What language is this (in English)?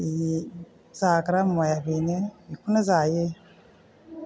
Bodo